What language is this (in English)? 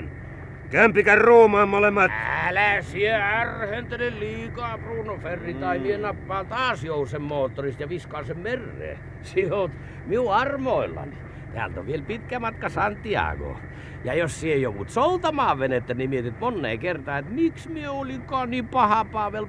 Finnish